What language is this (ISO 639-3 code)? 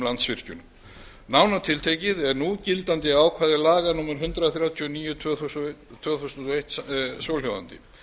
isl